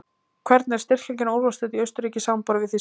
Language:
Icelandic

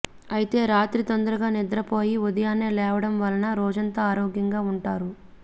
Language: Telugu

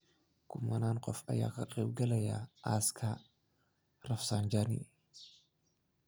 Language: Somali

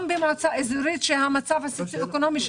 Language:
Hebrew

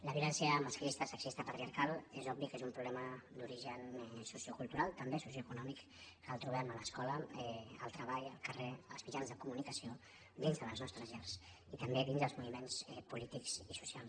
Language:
Catalan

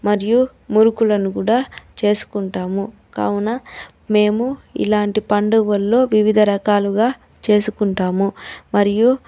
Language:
Telugu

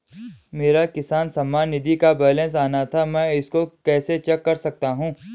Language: Hindi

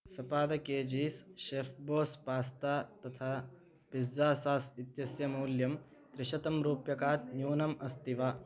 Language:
Sanskrit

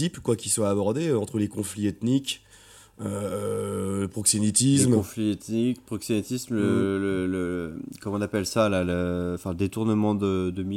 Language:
French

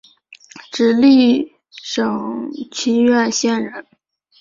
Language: Chinese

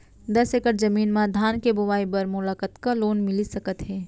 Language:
Chhattisgarhi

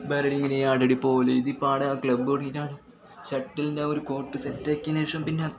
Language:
Malayalam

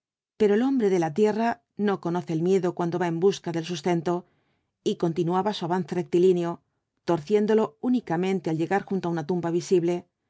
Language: Spanish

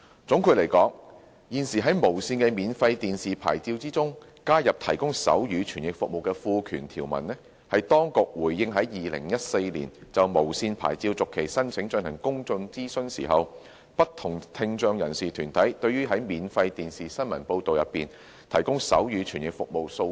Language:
Cantonese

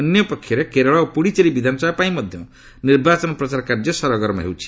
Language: Odia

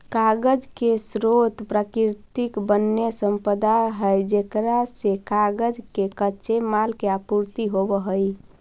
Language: Magahi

